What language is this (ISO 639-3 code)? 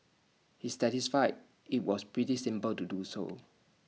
eng